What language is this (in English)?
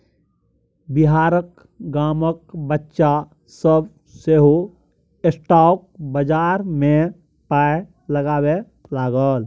Maithili